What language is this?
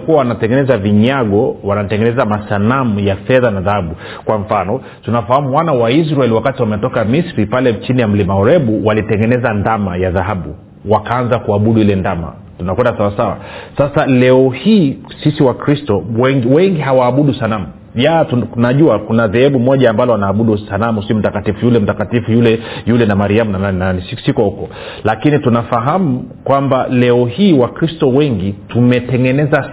Swahili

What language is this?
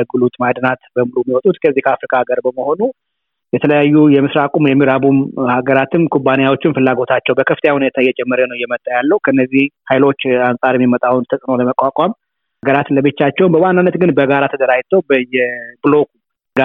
Amharic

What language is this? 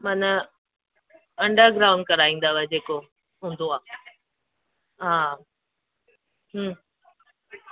Sindhi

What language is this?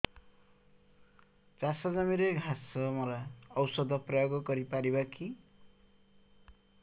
Odia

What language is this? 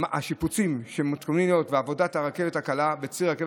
Hebrew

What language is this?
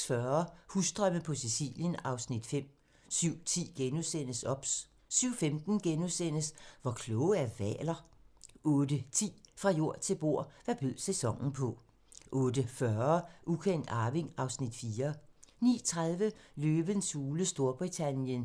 Danish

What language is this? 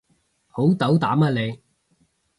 Cantonese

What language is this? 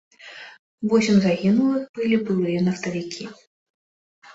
Belarusian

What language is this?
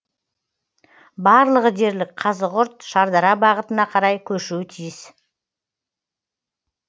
Kazakh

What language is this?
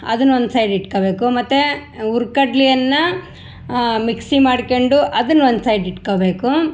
Kannada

